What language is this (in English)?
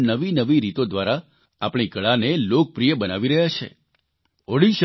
Gujarati